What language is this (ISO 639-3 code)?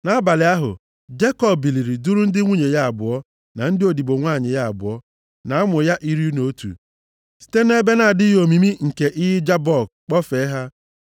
ibo